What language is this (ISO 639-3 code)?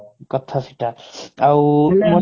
ori